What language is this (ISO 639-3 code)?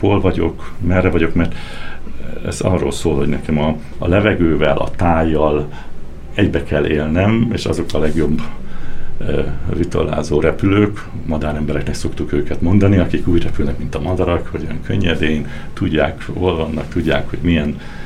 hun